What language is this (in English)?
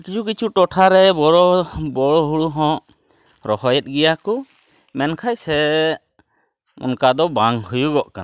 Santali